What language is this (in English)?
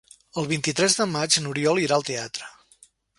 Catalan